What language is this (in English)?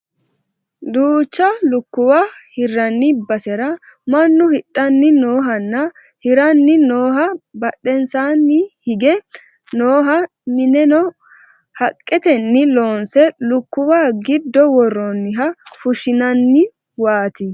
Sidamo